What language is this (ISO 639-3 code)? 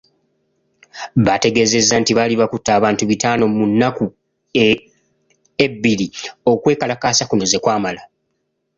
lug